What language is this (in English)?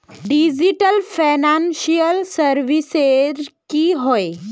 Magahi